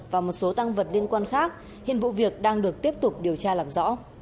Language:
Vietnamese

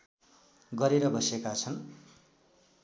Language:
Nepali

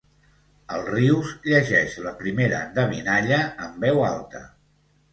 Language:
Catalan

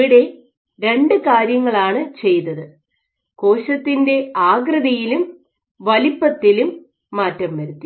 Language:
Malayalam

